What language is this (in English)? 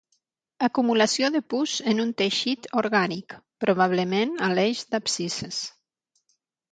Catalan